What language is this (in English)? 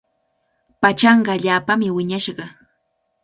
Cajatambo North Lima Quechua